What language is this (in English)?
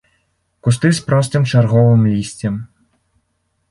Belarusian